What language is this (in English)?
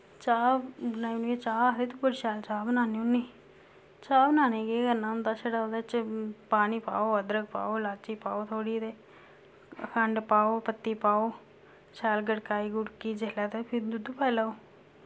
Dogri